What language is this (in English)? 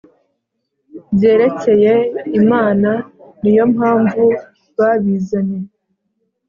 Kinyarwanda